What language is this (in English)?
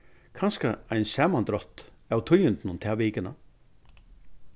Faroese